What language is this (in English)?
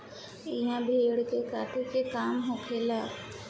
Bhojpuri